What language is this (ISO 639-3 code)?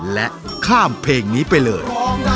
tha